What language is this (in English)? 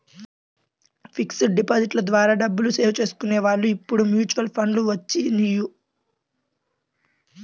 Telugu